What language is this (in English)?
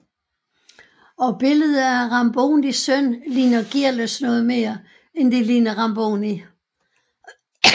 Danish